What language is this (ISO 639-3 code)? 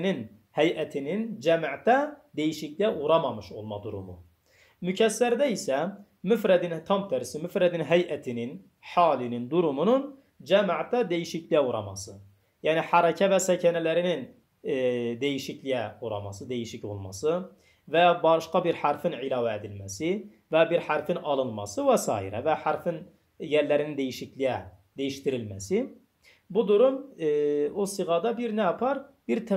tur